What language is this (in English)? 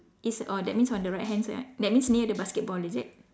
English